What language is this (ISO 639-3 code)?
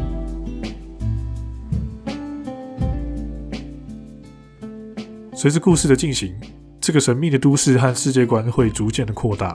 zho